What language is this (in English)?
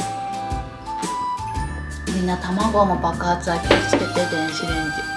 Japanese